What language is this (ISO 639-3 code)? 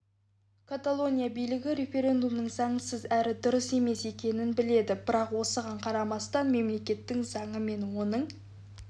kaz